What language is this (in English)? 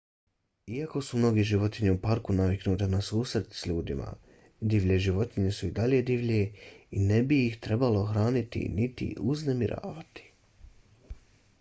Bosnian